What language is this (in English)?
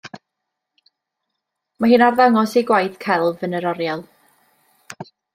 Welsh